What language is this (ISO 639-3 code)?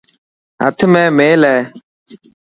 mki